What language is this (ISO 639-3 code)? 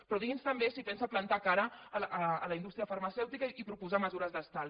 cat